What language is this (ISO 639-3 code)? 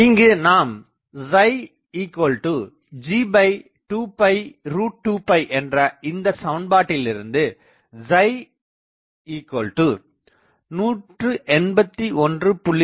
tam